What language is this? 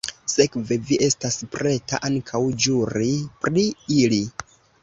Esperanto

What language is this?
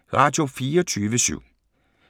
Danish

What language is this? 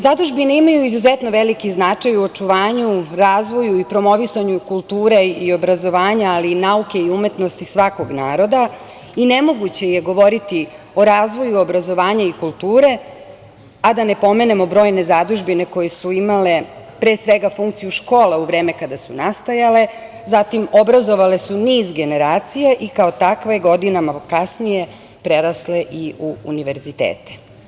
Serbian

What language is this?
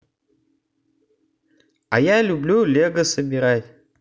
Russian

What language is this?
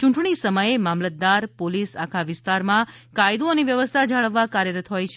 Gujarati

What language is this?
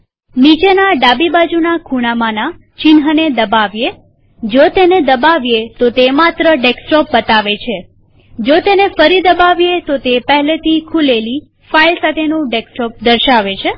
Gujarati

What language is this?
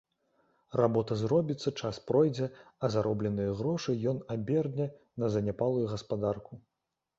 Belarusian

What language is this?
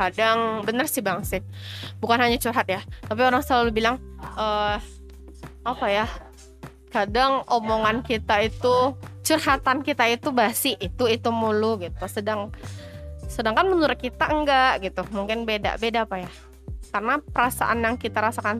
Indonesian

